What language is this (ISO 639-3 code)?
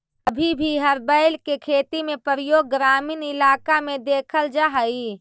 mag